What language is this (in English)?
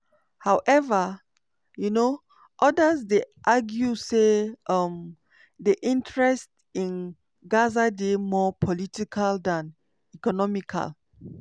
Nigerian Pidgin